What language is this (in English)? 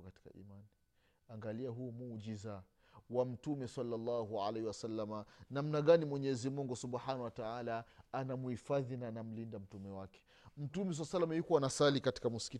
Swahili